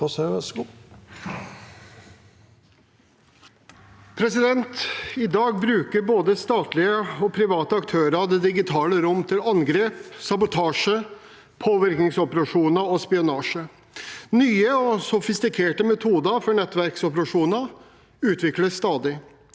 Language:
Norwegian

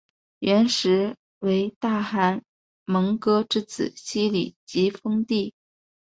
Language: Chinese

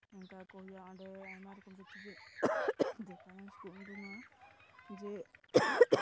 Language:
Santali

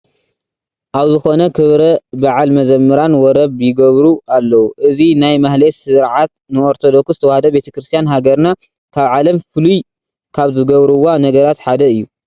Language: Tigrinya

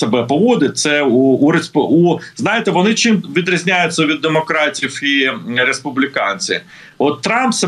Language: Ukrainian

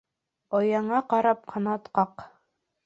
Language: Bashkir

